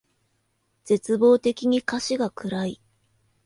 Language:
Japanese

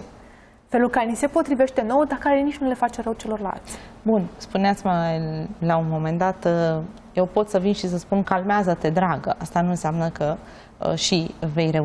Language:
Romanian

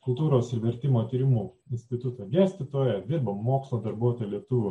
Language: Lithuanian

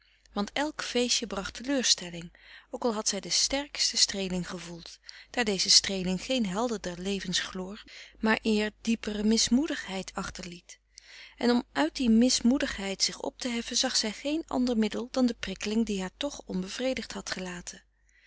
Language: Dutch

